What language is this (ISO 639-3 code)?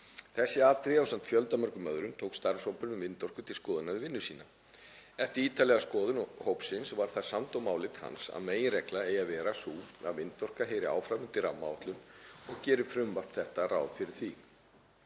isl